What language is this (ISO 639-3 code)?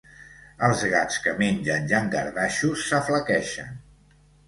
cat